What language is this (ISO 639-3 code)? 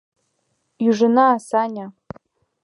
chm